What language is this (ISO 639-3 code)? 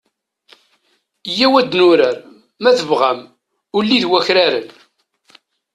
kab